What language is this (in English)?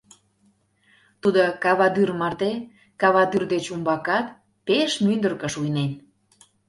Mari